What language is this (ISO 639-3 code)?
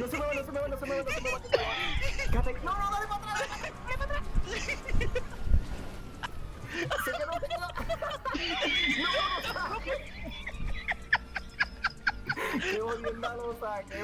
spa